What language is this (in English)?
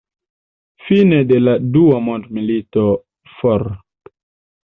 Esperanto